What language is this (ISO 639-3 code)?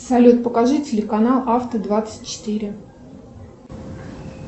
rus